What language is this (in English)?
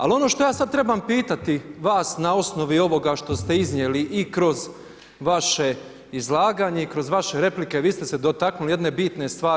Croatian